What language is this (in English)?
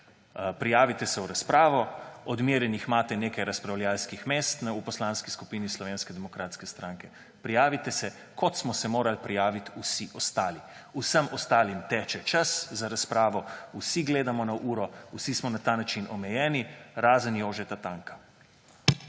Slovenian